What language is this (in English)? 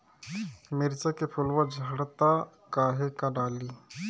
Bhojpuri